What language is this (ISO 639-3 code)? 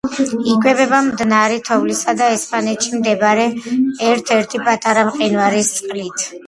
kat